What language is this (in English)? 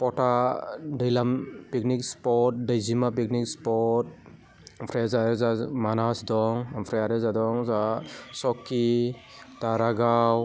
Bodo